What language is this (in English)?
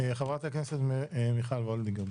Hebrew